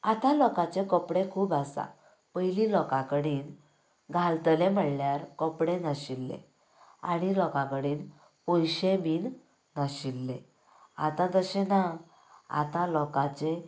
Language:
Konkani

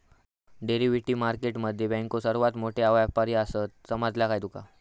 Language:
Marathi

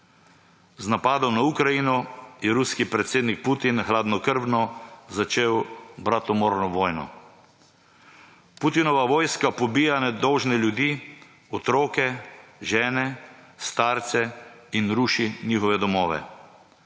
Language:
Slovenian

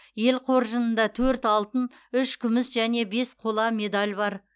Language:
Kazakh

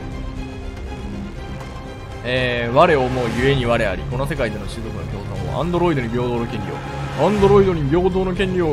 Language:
Japanese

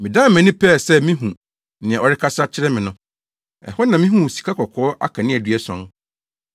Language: Akan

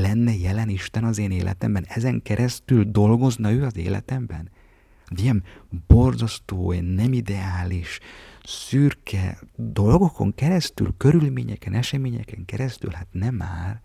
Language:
Hungarian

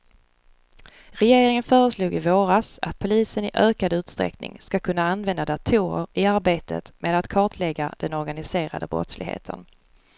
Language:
Swedish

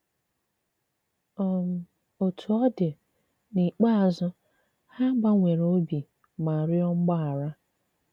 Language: Igbo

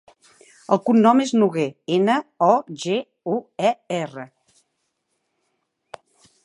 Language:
Catalan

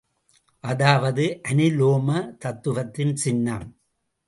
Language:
Tamil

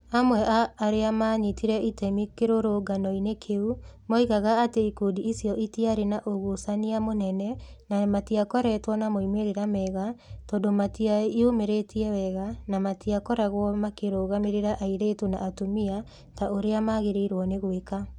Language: Kikuyu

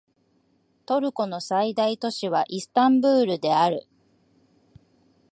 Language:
Japanese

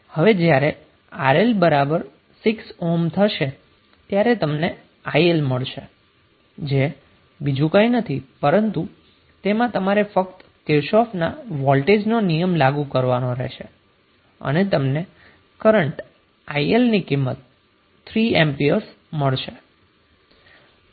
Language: Gujarati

